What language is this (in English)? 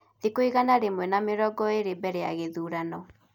Kikuyu